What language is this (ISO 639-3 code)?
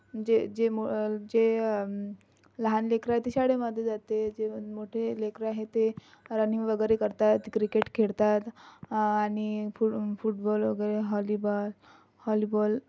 mar